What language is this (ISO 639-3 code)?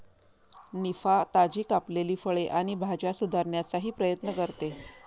mar